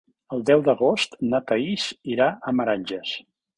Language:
Catalan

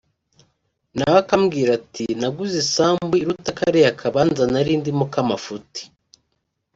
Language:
Kinyarwanda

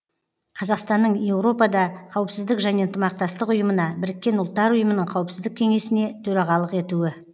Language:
Kazakh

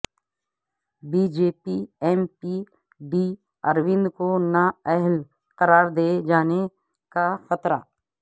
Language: Urdu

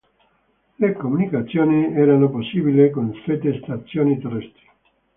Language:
Italian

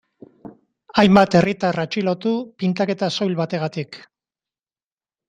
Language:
Basque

